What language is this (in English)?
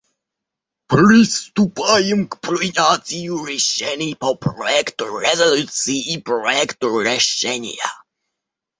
Russian